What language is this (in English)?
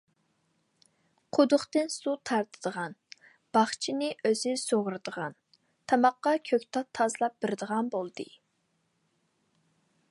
Uyghur